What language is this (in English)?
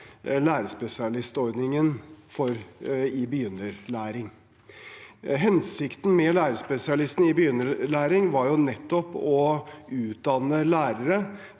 Norwegian